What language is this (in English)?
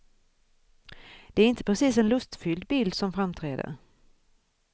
Swedish